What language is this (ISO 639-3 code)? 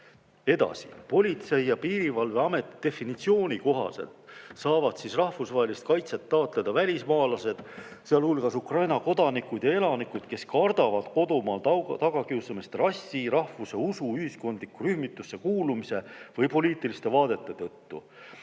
est